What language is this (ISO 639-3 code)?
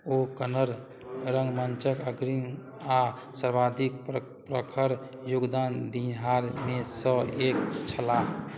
mai